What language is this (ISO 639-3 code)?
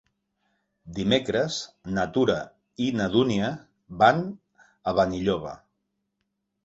cat